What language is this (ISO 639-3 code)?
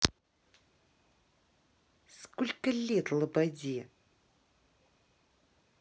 rus